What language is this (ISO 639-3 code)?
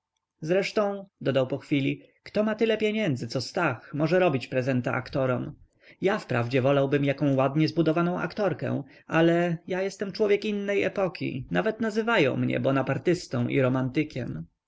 pol